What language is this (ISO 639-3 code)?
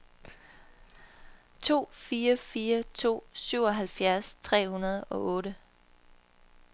dan